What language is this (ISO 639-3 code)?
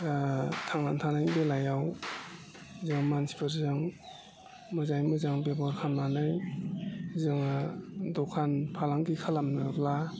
brx